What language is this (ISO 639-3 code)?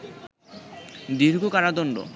ben